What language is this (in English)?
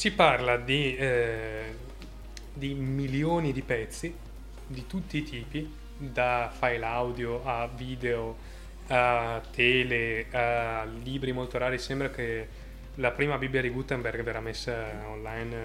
Italian